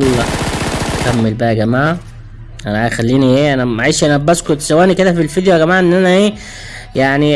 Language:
Arabic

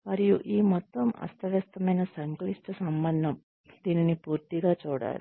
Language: Telugu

